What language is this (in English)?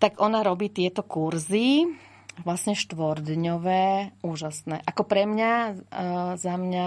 Slovak